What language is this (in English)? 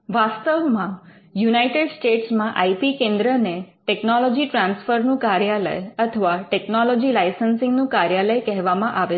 Gujarati